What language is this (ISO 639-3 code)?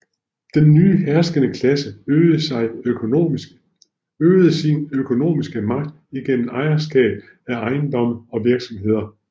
dan